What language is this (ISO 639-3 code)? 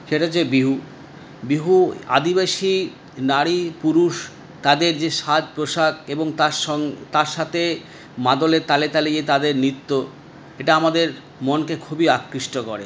ben